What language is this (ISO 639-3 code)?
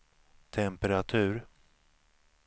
swe